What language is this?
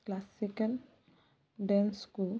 Odia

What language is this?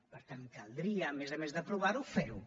Catalan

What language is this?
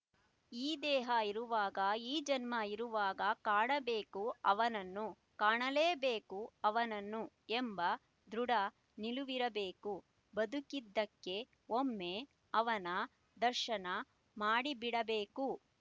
Kannada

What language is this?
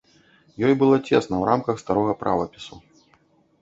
Belarusian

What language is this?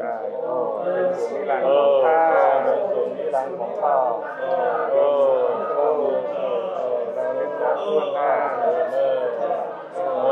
Thai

